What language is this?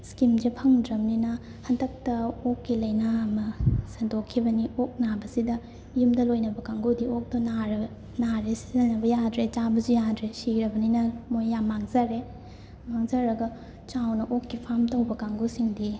Manipuri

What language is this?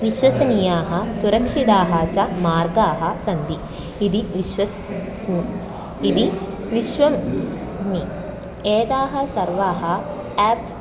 Sanskrit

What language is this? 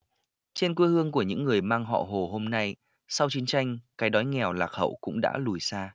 Vietnamese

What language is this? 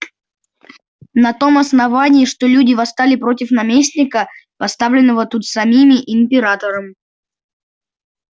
Russian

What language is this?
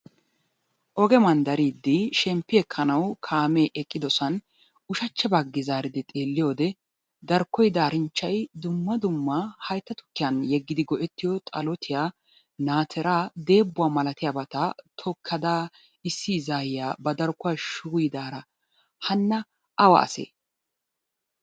Wolaytta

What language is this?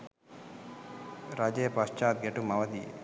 Sinhala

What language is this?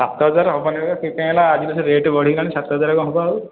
Odia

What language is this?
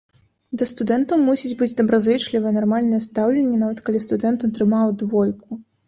Belarusian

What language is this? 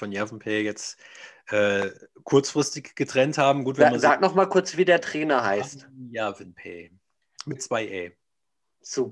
German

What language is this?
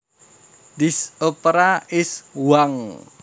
Javanese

